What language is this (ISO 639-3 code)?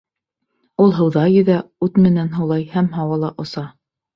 bak